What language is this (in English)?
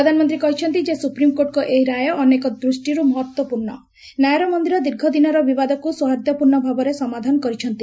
Odia